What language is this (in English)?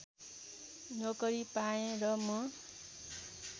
Nepali